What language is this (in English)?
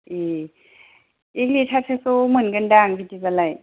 Bodo